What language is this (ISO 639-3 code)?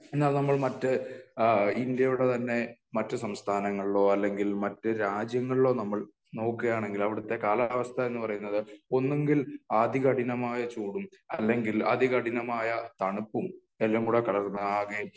mal